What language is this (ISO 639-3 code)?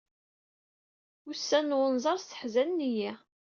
kab